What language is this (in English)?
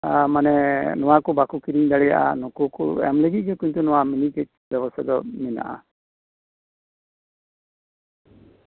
Santali